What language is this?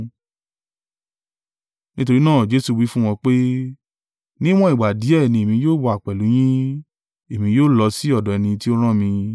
Yoruba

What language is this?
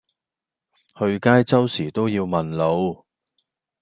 Cantonese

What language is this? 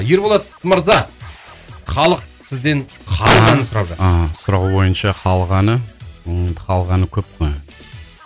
Kazakh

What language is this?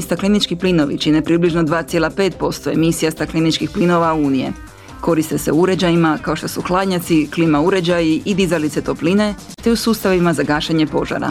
Croatian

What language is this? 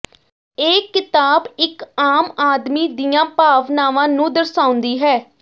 Punjabi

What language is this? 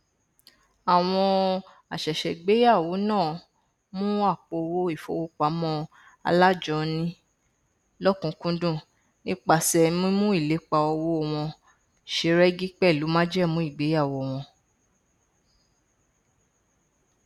Yoruba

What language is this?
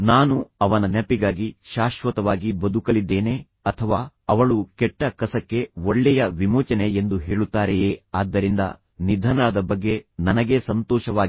Kannada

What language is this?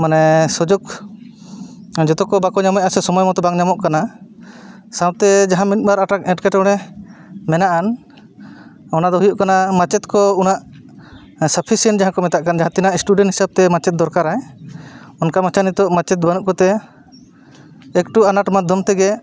Santali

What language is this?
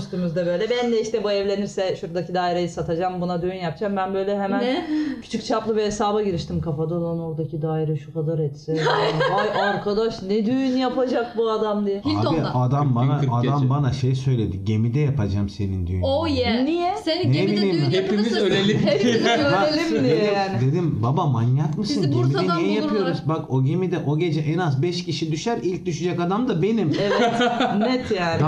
Turkish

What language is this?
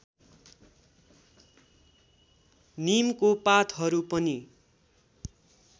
Nepali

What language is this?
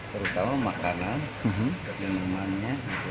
Indonesian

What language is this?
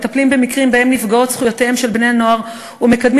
Hebrew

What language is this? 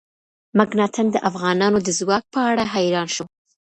Pashto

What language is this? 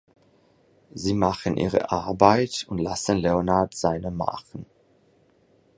German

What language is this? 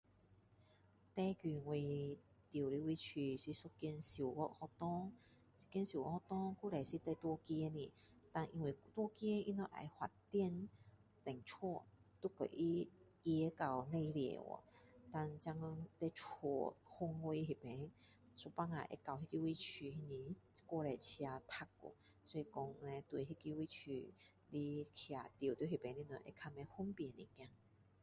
Min Dong Chinese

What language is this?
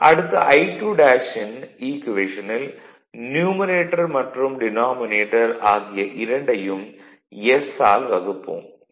Tamil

